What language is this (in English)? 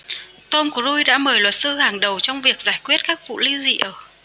Vietnamese